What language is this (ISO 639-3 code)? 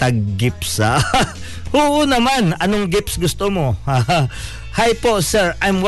fil